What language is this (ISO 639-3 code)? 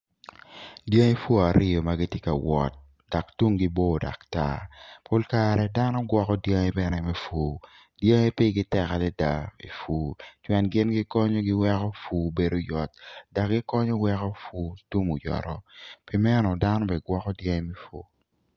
ach